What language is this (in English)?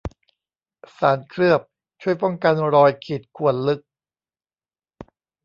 Thai